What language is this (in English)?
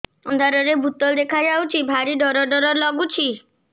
Odia